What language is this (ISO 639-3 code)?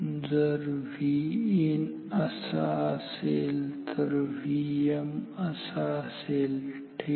mar